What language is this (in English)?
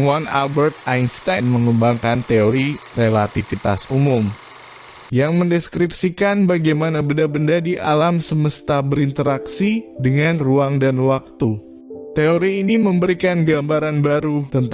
Indonesian